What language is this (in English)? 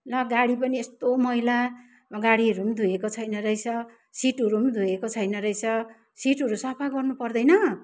Nepali